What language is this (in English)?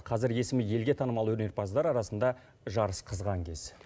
Kazakh